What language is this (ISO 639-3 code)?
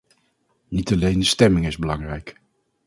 nld